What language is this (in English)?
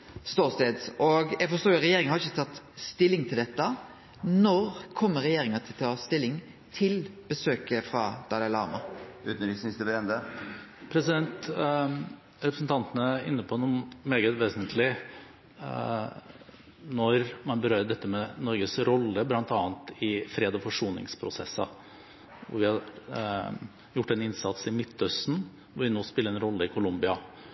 Norwegian